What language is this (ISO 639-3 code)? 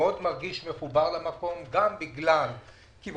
heb